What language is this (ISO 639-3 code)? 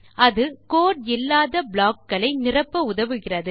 tam